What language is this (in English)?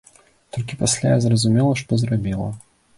Belarusian